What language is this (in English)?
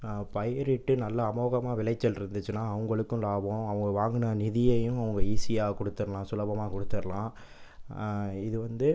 Tamil